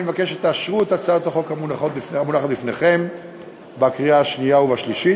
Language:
Hebrew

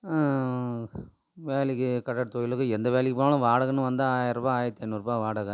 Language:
Tamil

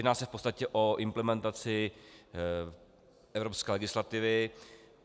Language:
Czech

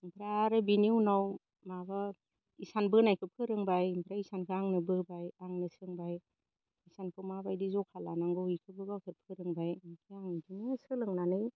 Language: Bodo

